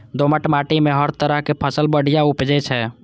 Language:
Maithili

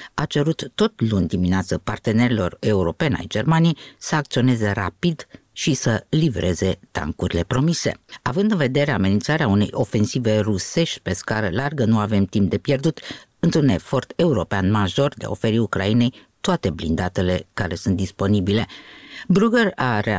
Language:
Romanian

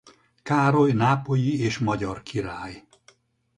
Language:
Hungarian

